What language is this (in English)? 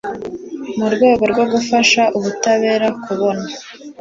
Kinyarwanda